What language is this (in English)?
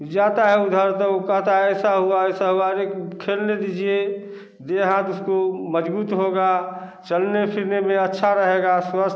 Hindi